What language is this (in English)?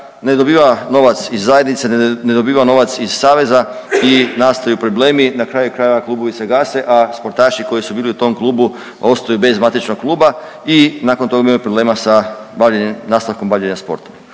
Croatian